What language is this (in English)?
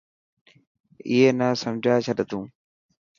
Dhatki